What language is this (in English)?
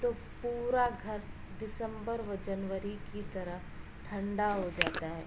Urdu